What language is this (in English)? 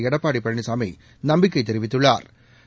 Tamil